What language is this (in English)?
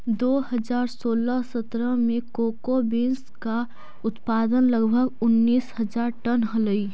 Magahi